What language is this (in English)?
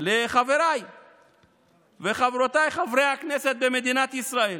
Hebrew